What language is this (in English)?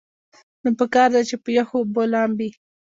Pashto